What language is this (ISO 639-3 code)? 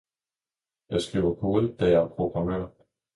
dan